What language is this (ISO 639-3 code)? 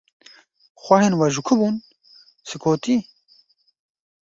kur